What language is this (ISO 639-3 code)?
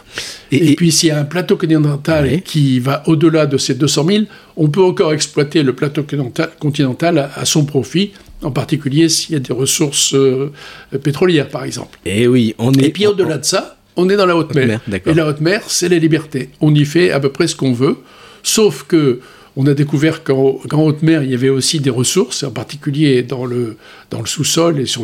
fra